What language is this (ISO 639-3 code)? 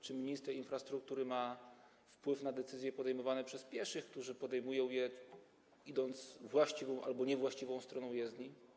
pol